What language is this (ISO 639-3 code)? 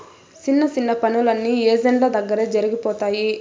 tel